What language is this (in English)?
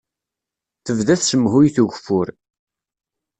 Kabyle